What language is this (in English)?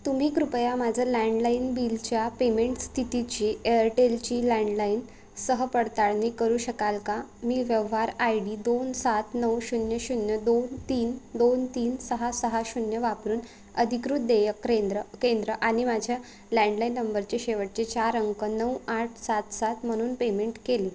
Marathi